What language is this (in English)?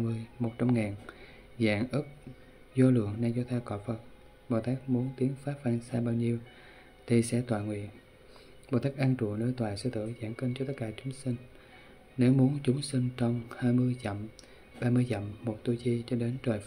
Vietnamese